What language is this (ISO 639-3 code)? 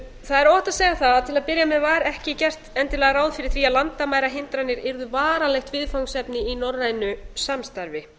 isl